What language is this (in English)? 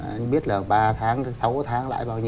Vietnamese